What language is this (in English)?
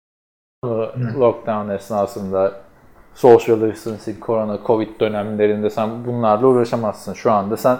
Turkish